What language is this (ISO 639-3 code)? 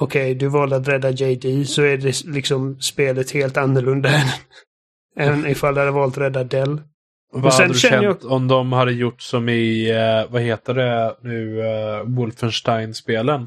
swe